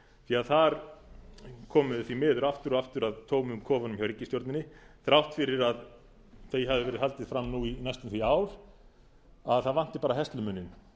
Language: Icelandic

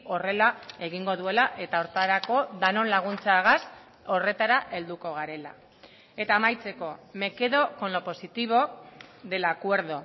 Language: Basque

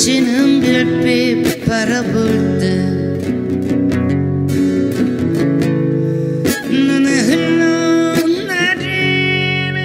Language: Korean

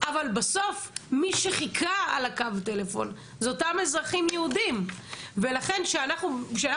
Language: Hebrew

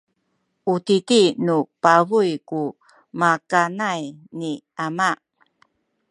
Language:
Sakizaya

